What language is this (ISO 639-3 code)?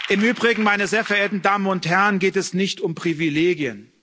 deu